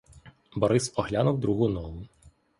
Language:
Ukrainian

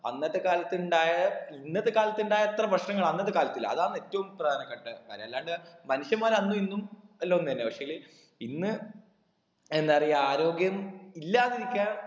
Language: Malayalam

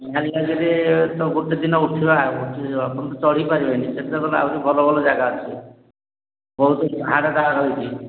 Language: Odia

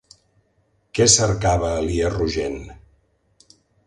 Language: Catalan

